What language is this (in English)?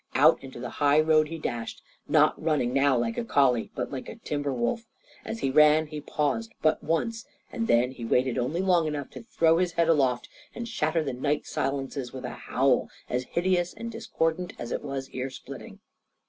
English